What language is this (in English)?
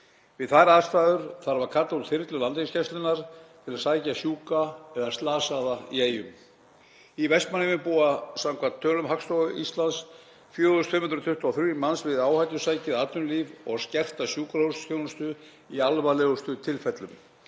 Icelandic